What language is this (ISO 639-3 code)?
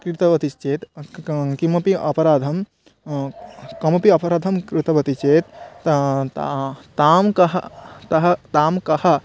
san